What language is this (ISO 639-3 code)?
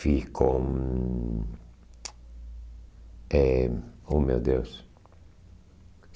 por